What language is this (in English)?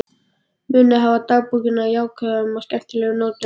Icelandic